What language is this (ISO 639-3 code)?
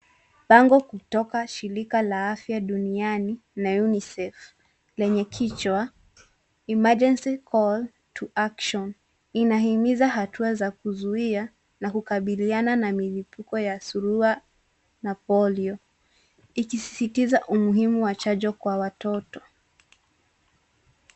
swa